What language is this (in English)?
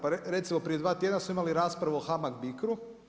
Croatian